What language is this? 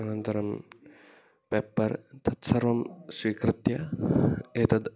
Sanskrit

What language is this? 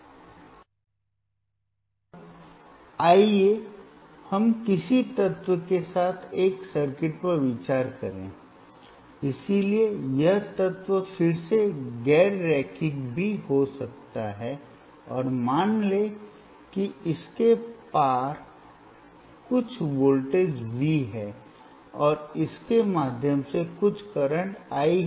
Hindi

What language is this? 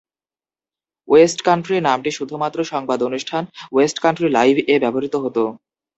Bangla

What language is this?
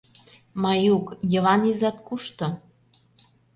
Mari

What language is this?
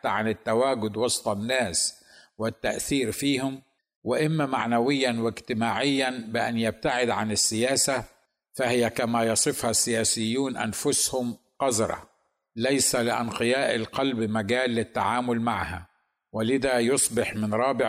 Arabic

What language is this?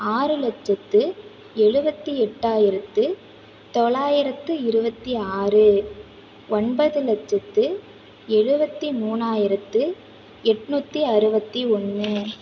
Tamil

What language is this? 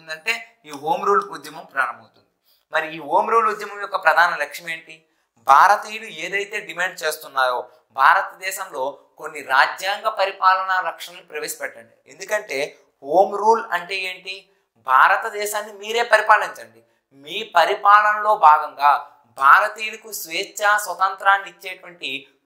Hindi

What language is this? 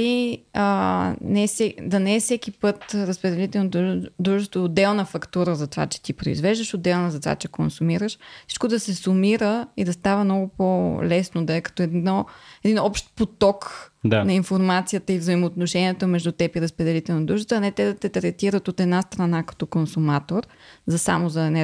Bulgarian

